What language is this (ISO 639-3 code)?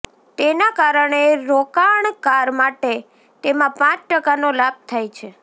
guj